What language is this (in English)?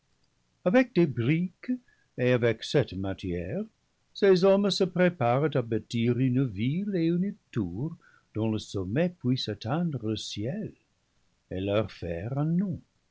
French